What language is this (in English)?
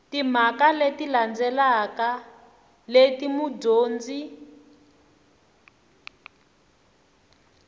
Tsonga